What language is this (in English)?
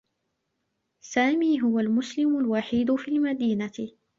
Arabic